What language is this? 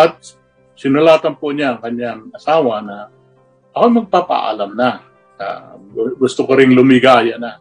Filipino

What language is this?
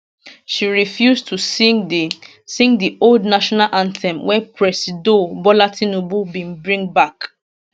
Nigerian Pidgin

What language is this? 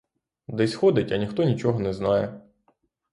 Ukrainian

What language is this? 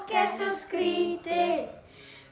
Icelandic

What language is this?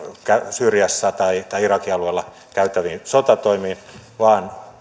Finnish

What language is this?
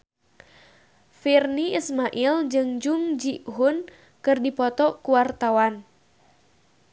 Sundanese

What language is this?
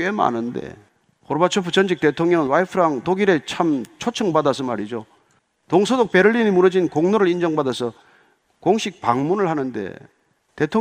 Korean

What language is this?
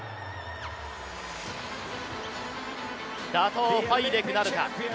Japanese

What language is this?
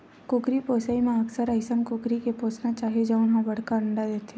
Chhattisgarhi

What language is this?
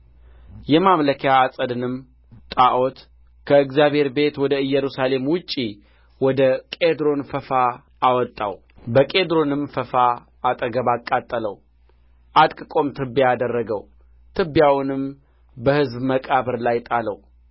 Amharic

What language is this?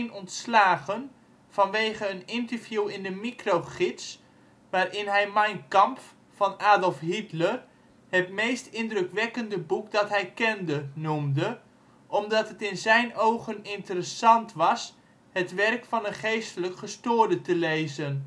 Dutch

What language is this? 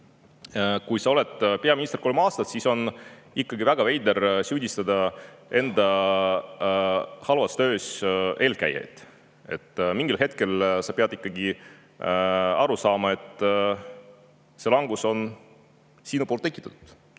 Estonian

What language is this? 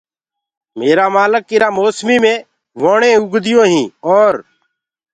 Gurgula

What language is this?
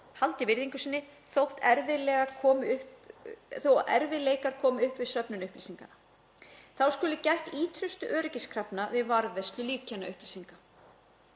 Icelandic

